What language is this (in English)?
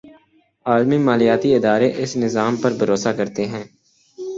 Urdu